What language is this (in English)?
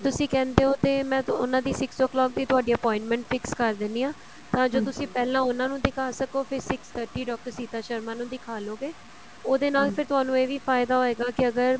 Punjabi